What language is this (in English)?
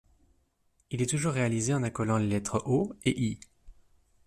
French